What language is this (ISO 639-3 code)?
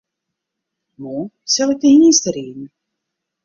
fry